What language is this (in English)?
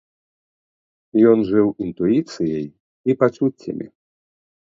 Belarusian